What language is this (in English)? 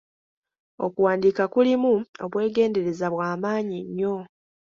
Ganda